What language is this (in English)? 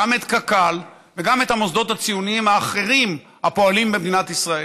Hebrew